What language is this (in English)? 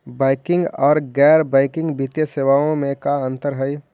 Magahi